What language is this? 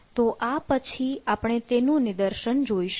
Gujarati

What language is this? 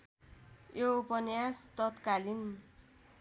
Nepali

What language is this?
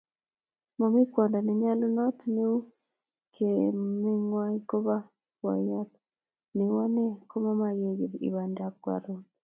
Kalenjin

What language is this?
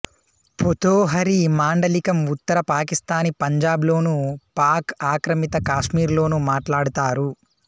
Telugu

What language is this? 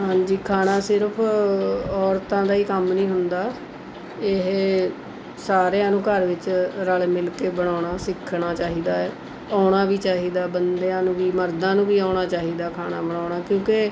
Punjabi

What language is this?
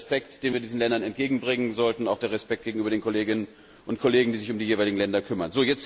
German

